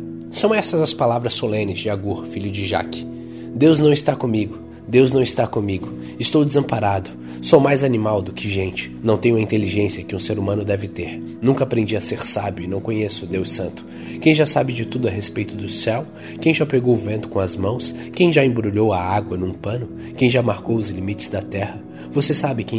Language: Portuguese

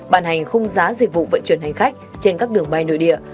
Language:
Vietnamese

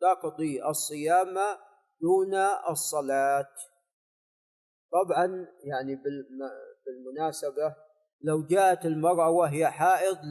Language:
Arabic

